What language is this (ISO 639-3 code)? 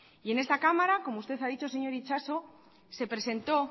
spa